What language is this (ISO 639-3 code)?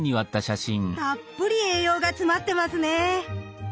jpn